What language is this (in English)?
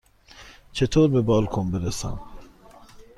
Persian